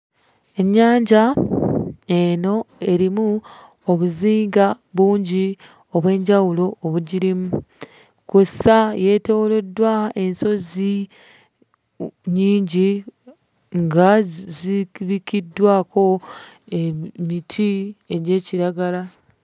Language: Ganda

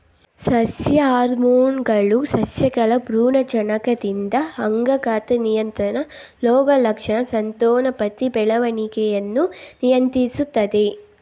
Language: Kannada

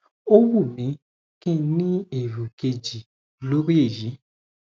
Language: Yoruba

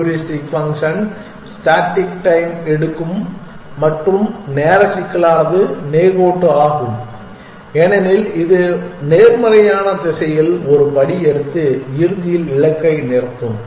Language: Tamil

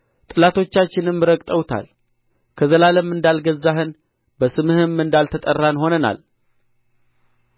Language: Amharic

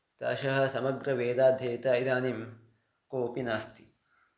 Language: Sanskrit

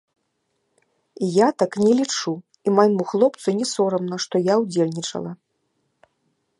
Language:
Belarusian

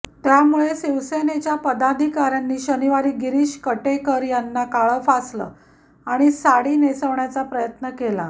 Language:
Marathi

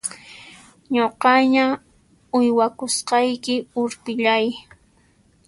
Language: Puno Quechua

